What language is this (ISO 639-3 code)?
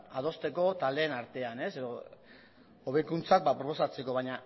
eus